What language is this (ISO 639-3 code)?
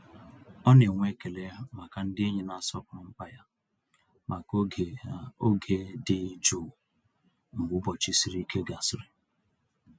ibo